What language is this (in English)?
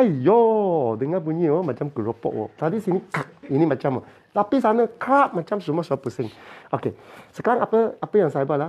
Malay